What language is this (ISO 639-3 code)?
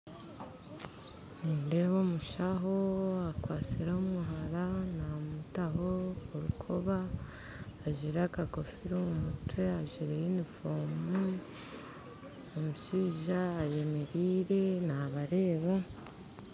nyn